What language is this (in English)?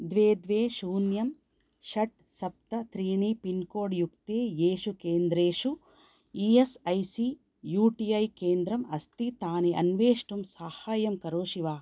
Sanskrit